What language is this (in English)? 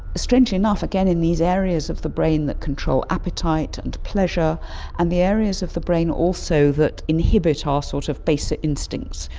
English